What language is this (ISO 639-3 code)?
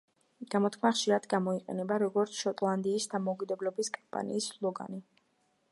kat